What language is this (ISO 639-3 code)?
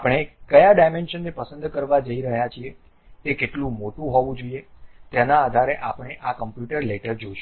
guj